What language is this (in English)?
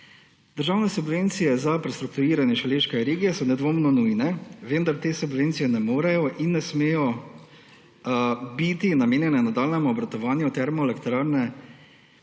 Slovenian